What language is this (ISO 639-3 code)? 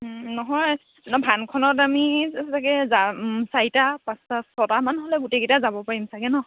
asm